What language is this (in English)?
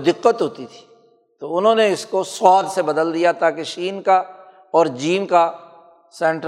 Urdu